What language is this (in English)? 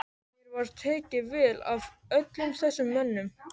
Icelandic